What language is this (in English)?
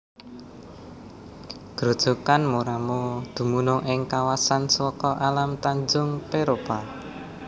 Javanese